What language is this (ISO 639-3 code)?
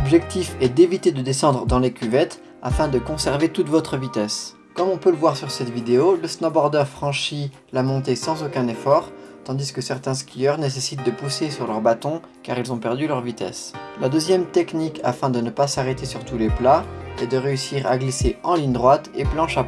fra